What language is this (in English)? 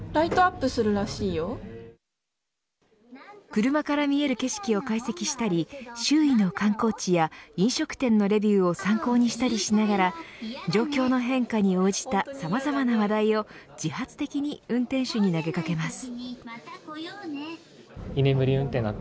Japanese